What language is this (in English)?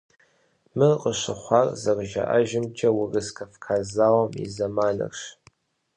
Kabardian